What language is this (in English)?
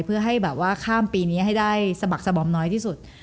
Thai